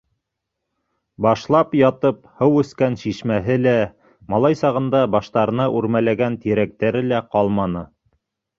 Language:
Bashkir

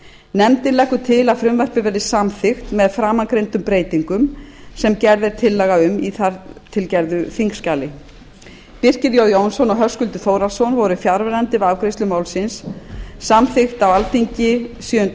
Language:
Icelandic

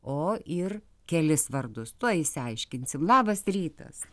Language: Lithuanian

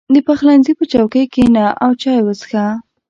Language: Pashto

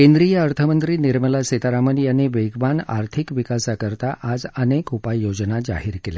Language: Marathi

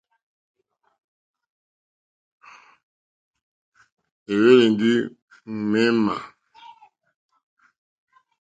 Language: Mokpwe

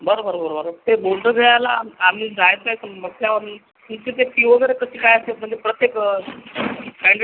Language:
Marathi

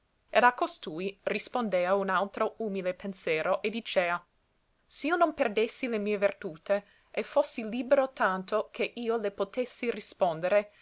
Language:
Italian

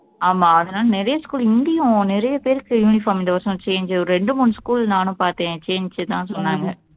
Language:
Tamil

